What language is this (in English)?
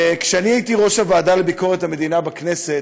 Hebrew